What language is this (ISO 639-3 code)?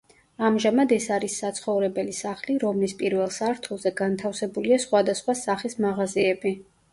kat